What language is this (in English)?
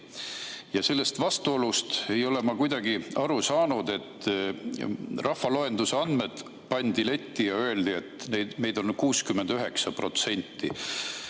Estonian